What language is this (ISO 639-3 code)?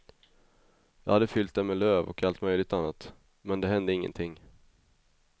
swe